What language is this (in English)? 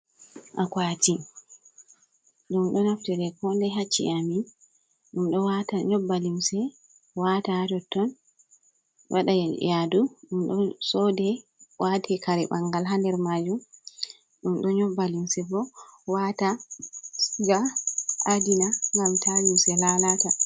Fula